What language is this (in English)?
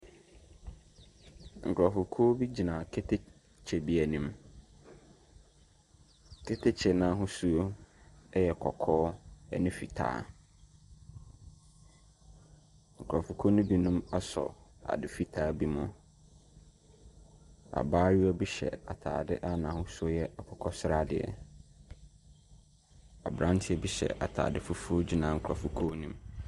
Akan